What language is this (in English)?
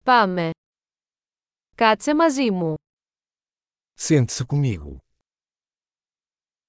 Greek